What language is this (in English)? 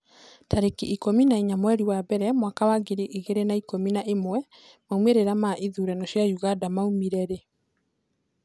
Kikuyu